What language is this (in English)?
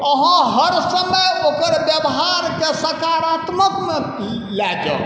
Maithili